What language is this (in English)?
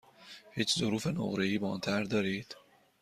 Persian